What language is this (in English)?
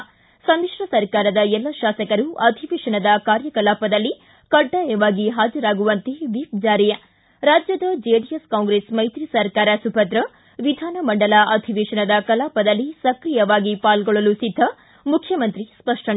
Kannada